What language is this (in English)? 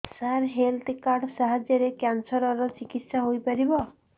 Odia